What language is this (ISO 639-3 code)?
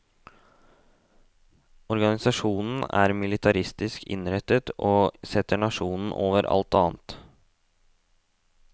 nor